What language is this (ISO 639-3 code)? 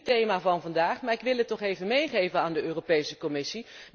nld